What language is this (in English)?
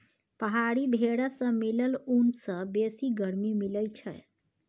Maithili